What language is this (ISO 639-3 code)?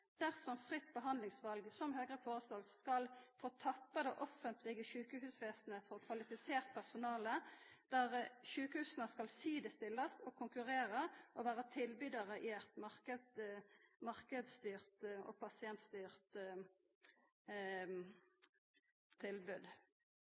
nno